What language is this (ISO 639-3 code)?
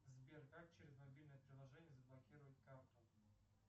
rus